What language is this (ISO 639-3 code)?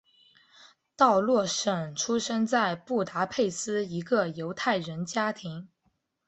zho